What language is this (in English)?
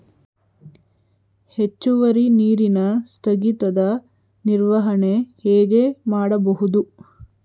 Kannada